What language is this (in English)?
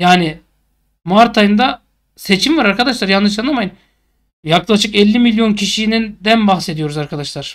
Turkish